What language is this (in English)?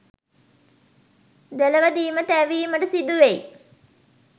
Sinhala